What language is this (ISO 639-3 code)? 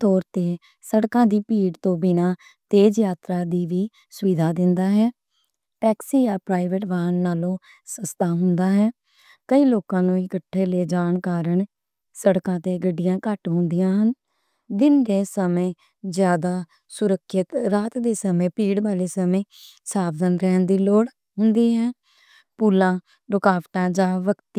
lah